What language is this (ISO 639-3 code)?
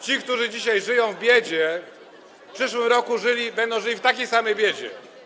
pol